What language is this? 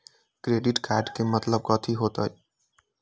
Magahi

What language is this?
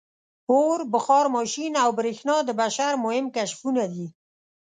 Pashto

